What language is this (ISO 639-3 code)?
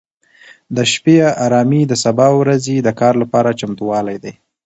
pus